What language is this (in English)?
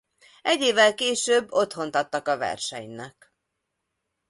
Hungarian